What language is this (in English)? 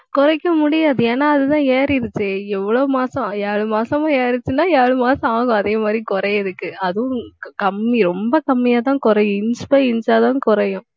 Tamil